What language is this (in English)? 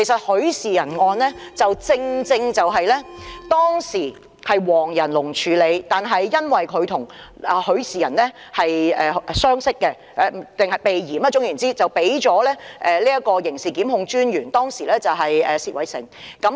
Cantonese